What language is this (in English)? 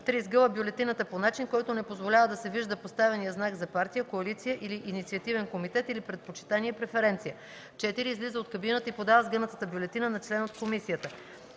Bulgarian